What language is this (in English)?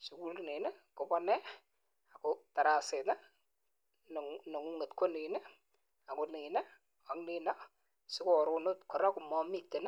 Kalenjin